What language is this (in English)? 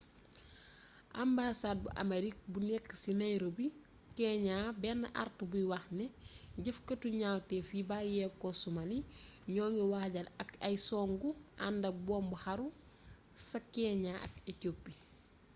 Wolof